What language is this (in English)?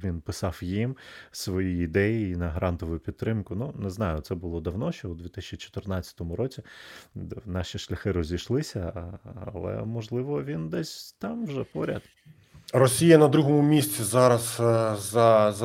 Ukrainian